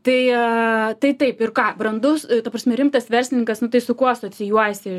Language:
Lithuanian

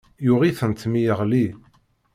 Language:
Kabyle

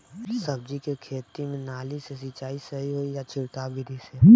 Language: Bhojpuri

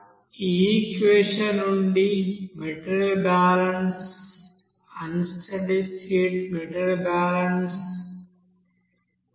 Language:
Telugu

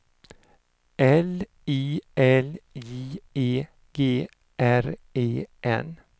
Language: Swedish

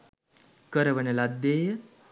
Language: Sinhala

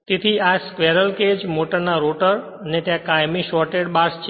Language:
Gujarati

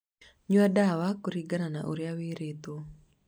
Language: Kikuyu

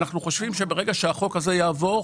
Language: Hebrew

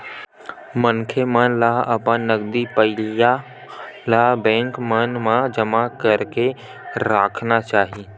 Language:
Chhattisgarhi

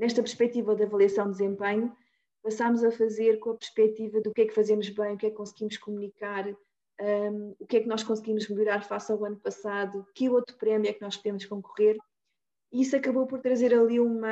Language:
Portuguese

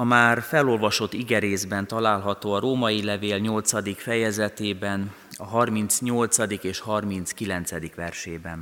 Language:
Hungarian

